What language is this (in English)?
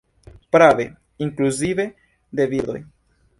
Esperanto